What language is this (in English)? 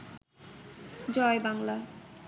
Bangla